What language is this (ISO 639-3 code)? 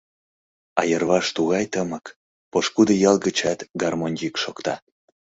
chm